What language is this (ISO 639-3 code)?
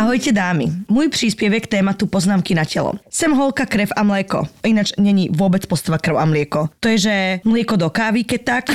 slk